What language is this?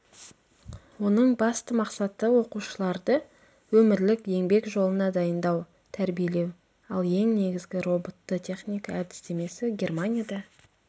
Kazakh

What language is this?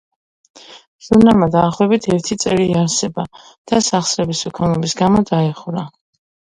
Georgian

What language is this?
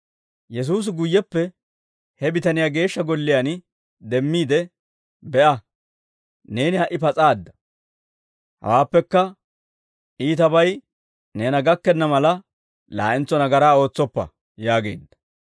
Dawro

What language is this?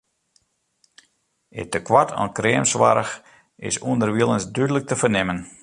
Western Frisian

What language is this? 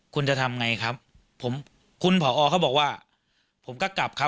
Thai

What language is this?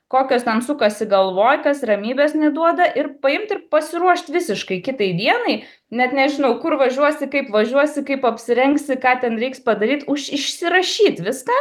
Lithuanian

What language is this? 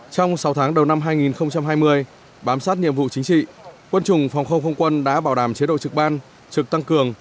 Vietnamese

